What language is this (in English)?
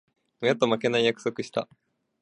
Japanese